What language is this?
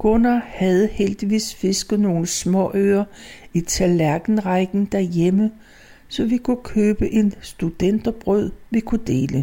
Danish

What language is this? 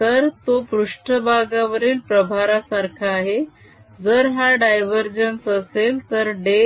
Marathi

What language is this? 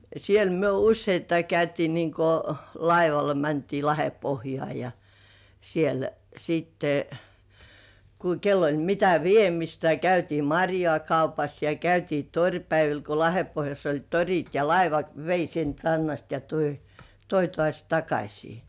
Finnish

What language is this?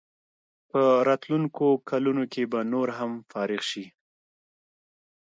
Pashto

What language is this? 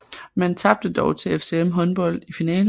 Danish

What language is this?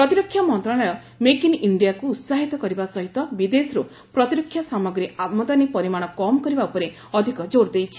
Odia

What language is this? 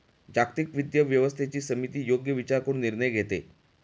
Marathi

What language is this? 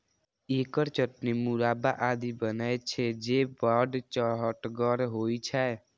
Maithili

